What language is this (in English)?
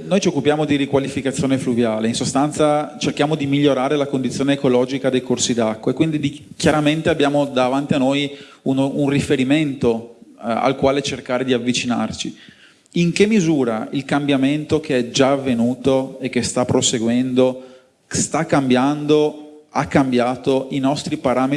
Italian